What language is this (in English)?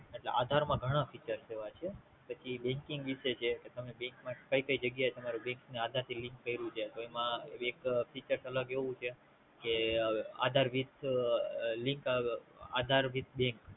Gujarati